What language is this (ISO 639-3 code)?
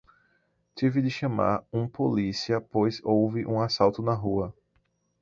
por